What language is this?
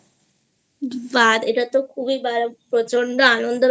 Bangla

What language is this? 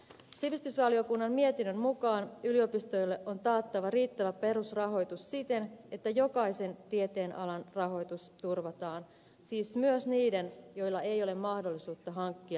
Finnish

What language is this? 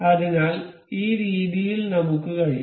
Malayalam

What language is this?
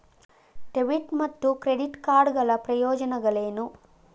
Kannada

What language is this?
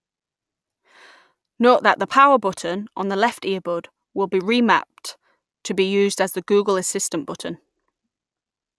English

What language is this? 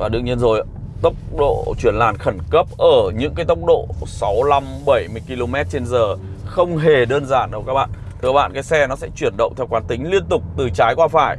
Vietnamese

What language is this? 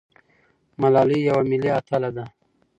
Pashto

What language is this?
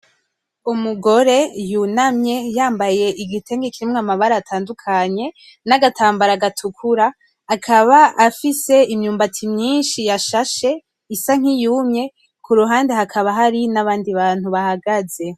Rundi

